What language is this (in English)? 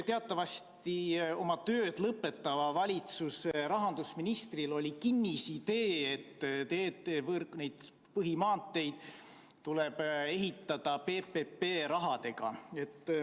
Estonian